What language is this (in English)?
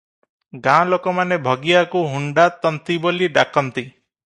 Odia